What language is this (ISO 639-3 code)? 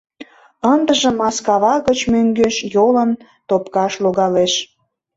chm